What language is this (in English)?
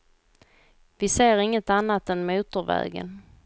Swedish